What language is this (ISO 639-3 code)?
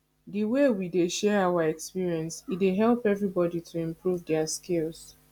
pcm